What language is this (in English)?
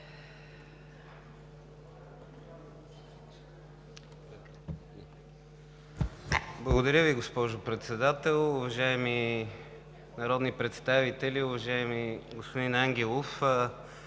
Bulgarian